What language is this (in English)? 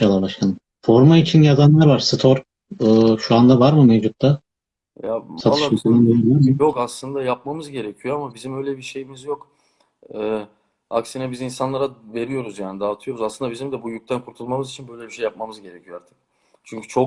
Turkish